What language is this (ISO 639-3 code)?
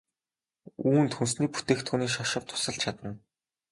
mon